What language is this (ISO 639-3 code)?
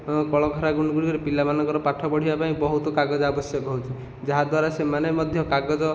ori